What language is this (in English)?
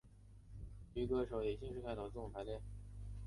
Chinese